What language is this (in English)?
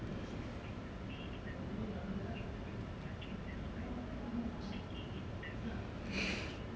English